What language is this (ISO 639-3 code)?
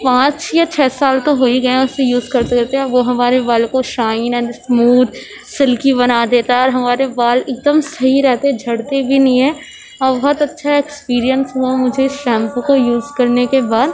urd